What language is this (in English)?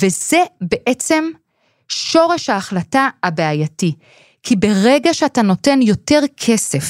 Hebrew